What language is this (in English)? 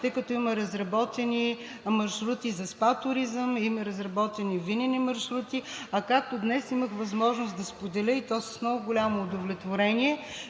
Bulgarian